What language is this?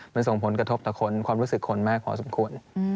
Thai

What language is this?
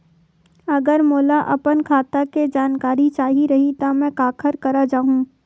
Chhattisgarhi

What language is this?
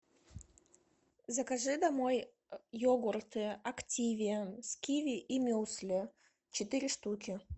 Russian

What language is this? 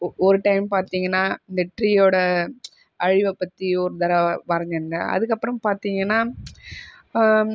Tamil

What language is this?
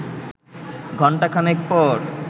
Bangla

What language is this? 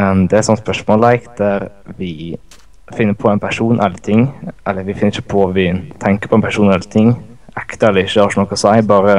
Norwegian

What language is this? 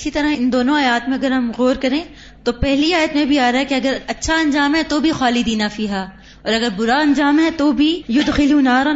Urdu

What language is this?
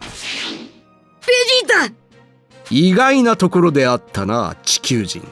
Japanese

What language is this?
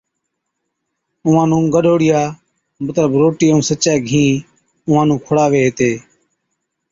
Od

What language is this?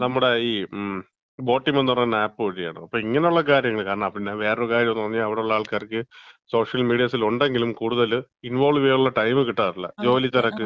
Malayalam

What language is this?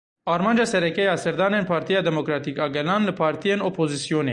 Kurdish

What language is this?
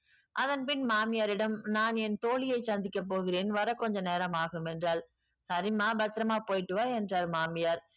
Tamil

